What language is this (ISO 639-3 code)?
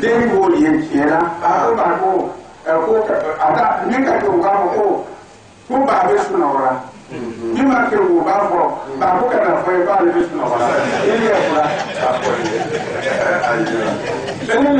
ron